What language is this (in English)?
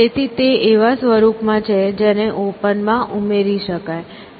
Gujarati